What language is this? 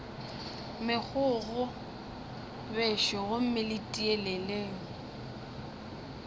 Northern Sotho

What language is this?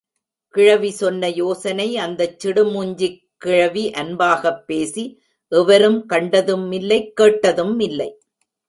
Tamil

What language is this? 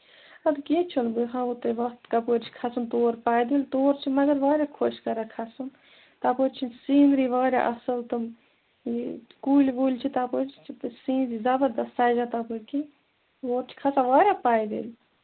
Kashmiri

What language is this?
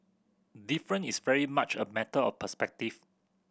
English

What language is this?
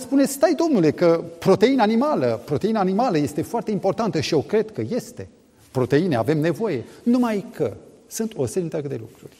Romanian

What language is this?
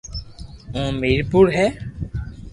Loarki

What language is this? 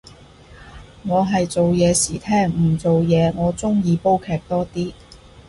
Cantonese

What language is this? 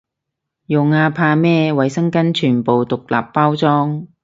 Cantonese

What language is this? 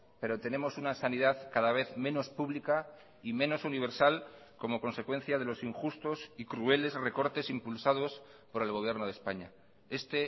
Spanish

